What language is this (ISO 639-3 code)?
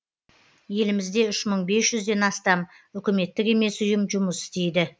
kaz